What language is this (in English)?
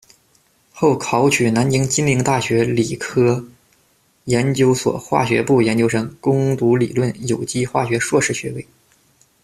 Chinese